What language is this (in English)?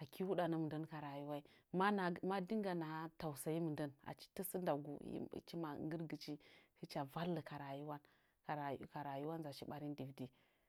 Nzanyi